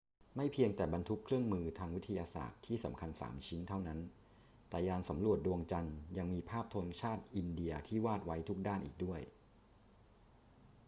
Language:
Thai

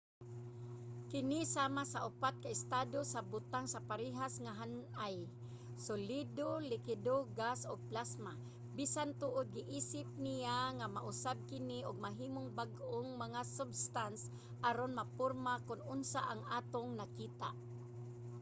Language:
Cebuano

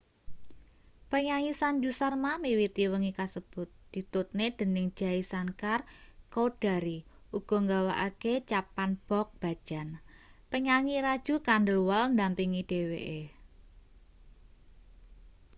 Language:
Javanese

